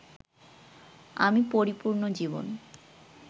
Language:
Bangla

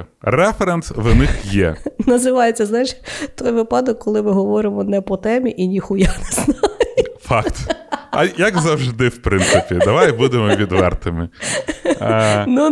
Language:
Ukrainian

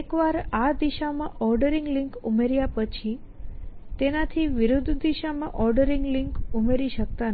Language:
Gujarati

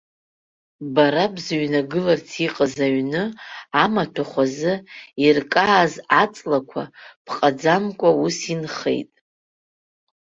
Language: Abkhazian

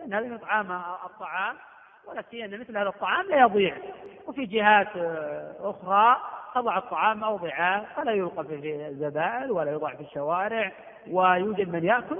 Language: Arabic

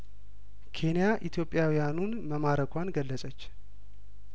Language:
Amharic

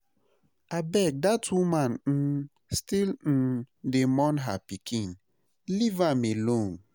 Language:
Nigerian Pidgin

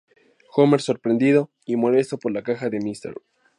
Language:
Spanish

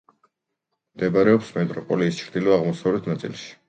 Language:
Georgian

